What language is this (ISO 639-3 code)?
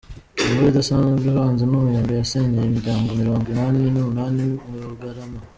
kin